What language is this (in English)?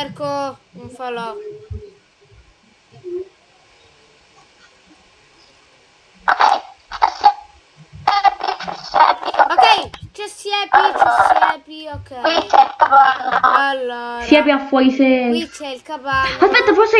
Italian